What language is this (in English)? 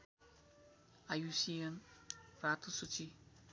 Nepali